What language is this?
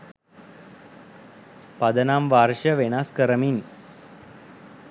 Sinhala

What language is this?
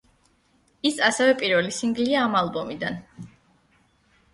Georgian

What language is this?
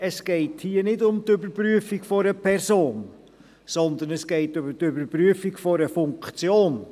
Swiss German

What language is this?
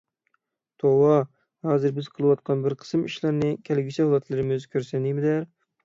Uyghur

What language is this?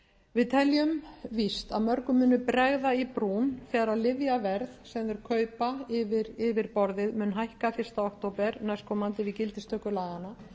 Icelandic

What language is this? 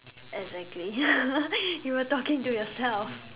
English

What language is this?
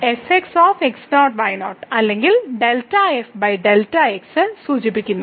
Malayalam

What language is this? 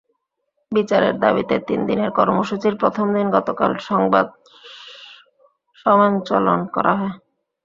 Bangla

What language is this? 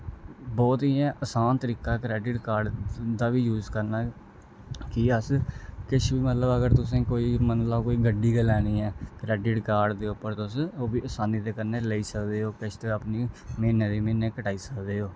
Dogri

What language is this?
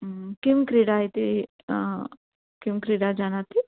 Sanskrit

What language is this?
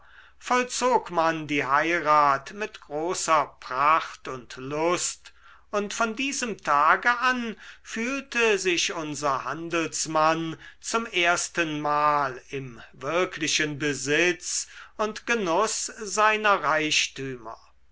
German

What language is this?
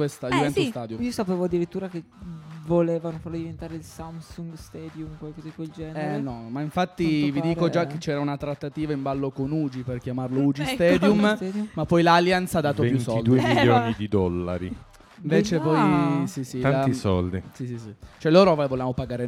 Italian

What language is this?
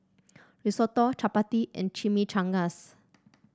English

